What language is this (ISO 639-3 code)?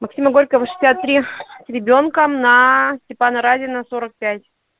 rus